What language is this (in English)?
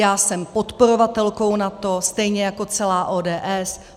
Czech